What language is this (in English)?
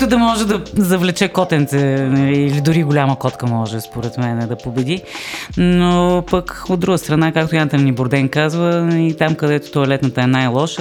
Bulgarian